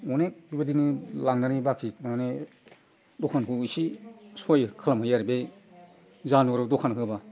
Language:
Bodo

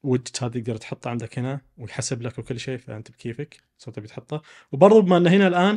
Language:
Arabic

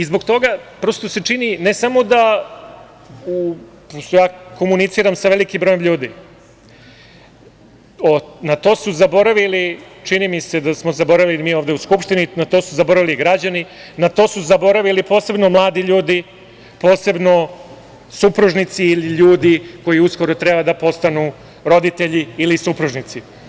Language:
Serbian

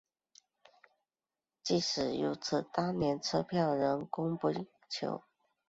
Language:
Chinese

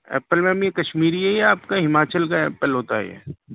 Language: Urdu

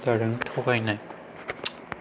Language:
Bodo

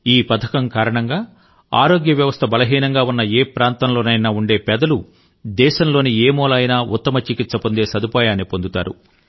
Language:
Telugu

